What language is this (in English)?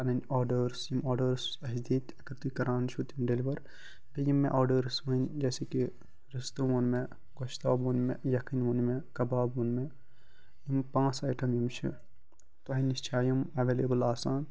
Kashmiri